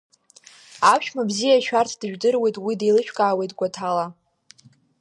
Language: Abkhazian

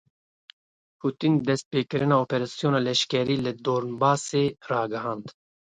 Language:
Kurdish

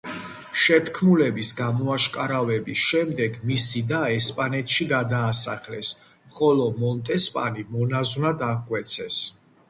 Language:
Georgian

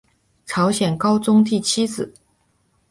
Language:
Chinese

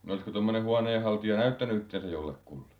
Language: Finnish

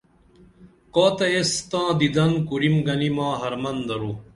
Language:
Dameli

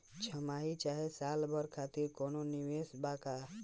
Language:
Bhojpuri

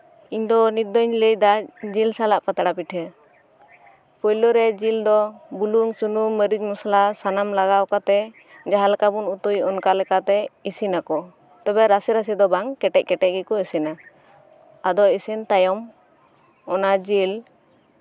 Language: Santali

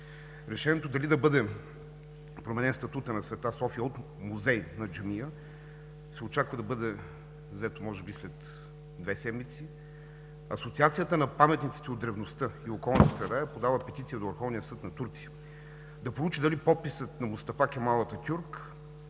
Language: Bulgarian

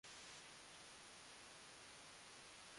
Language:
Swahili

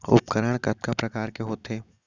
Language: Chhattisgarhi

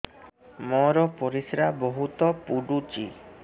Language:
Odia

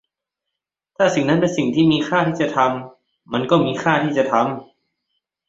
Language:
Thai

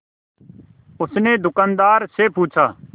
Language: Hindi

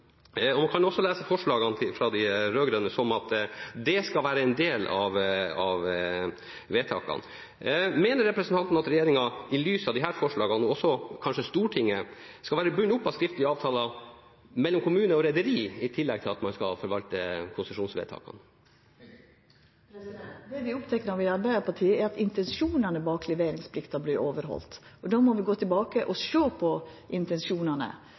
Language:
Norwegian Nynorsk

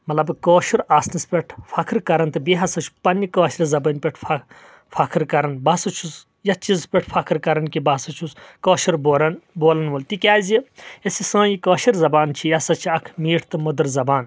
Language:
Kashmiri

